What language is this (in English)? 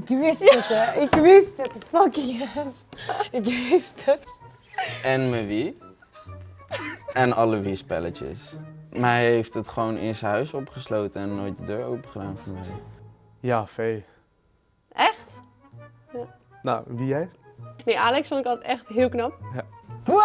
Dutch